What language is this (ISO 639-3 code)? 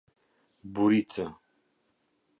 sqi